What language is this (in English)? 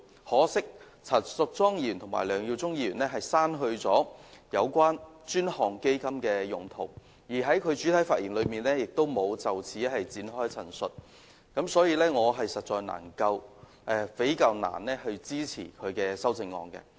Cantonese